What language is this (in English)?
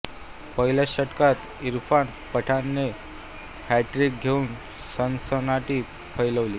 Marathi